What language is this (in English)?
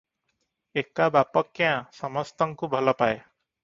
Odia